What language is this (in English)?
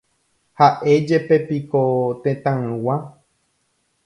Guarani